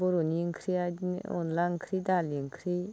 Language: Bodo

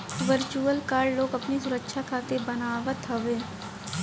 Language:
Bhojpuri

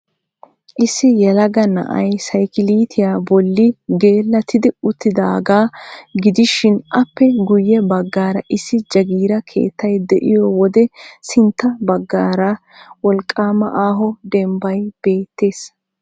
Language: Wolaytta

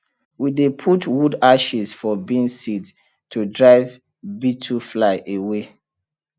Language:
Nigerian Pidgin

